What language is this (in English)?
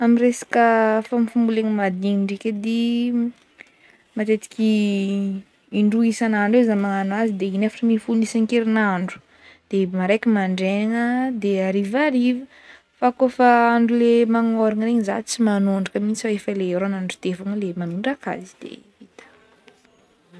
Northern Betsimisaraka Malagasy